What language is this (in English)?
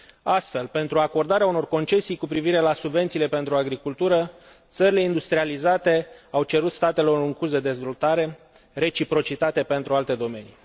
Romanian